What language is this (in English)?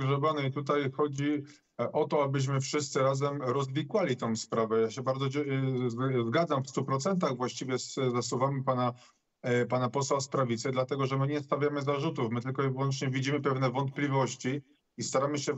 Polish